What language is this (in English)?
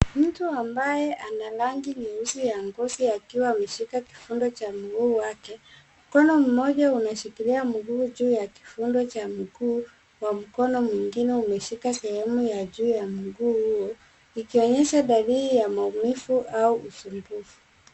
Swahili